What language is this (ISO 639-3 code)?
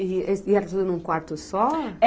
por